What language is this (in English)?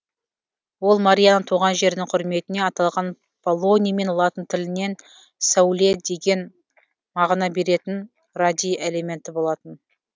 Kazakh